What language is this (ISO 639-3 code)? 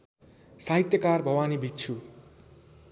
nep